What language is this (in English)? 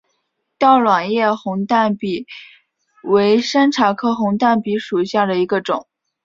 Chinese